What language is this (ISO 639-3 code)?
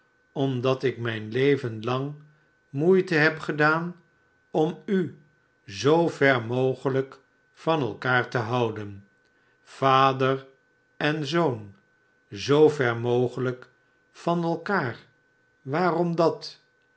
nld